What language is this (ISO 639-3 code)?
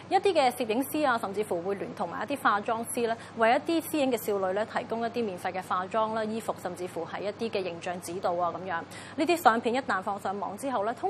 zho